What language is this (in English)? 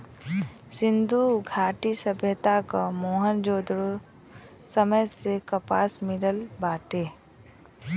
Bhojpuri